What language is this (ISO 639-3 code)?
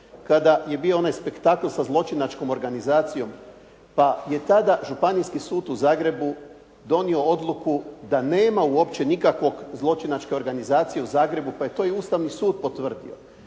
hrv